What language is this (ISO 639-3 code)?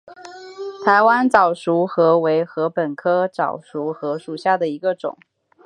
zho